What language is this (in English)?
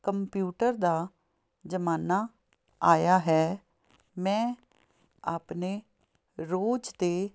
Punjabi